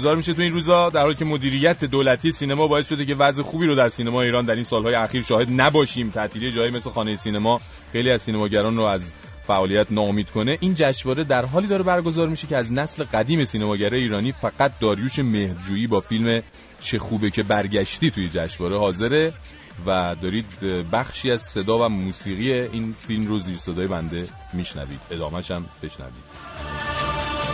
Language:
Persian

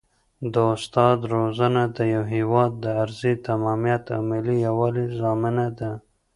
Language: Pashto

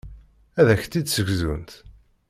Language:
Kabyle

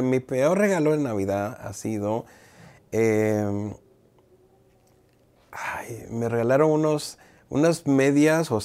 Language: Spanish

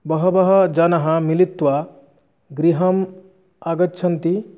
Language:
Sanskrit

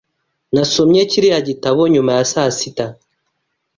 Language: Kinyarwanda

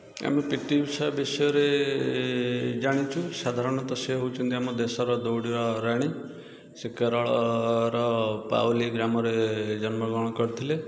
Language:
Odia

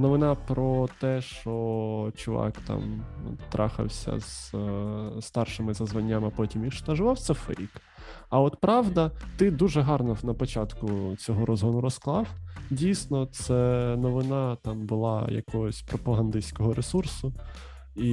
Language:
Ukrainian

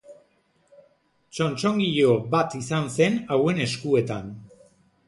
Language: Basque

